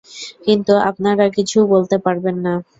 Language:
Bangla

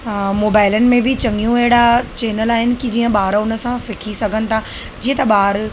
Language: Sindhi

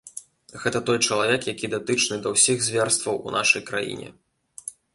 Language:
Belarusian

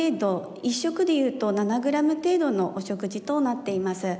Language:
Japanese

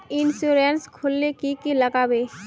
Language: Magahi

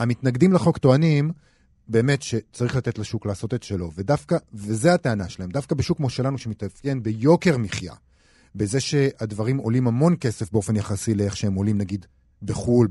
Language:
Hebrew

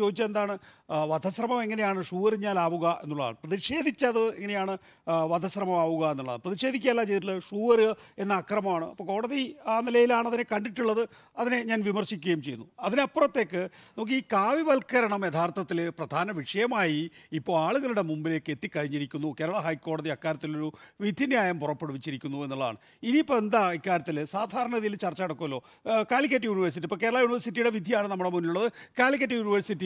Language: Romanian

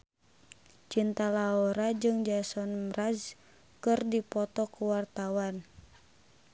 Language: Sundanese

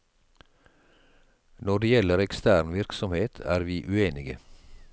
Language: Norwegian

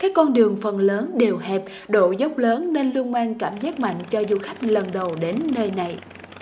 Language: Vietnamese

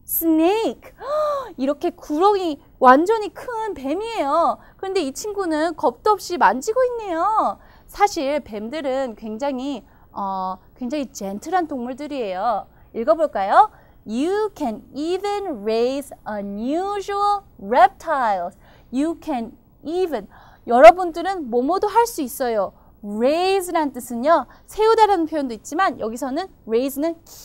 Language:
Korean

